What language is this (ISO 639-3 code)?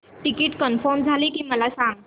mar